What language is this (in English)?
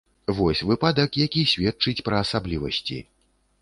Belarusian